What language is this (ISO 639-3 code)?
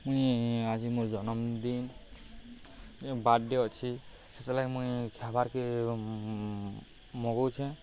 ori